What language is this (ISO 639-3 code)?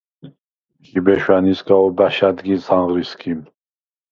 sva